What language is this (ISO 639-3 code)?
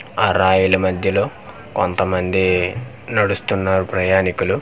tel